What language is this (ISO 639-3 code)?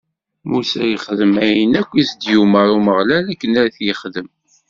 kab